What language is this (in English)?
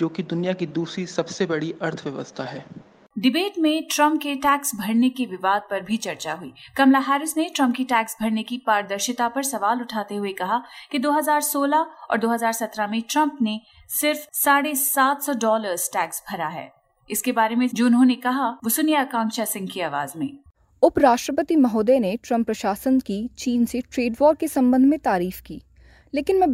Hindi